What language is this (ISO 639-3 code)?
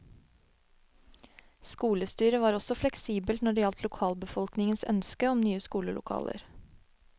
nor